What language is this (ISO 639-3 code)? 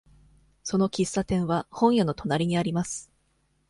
jpn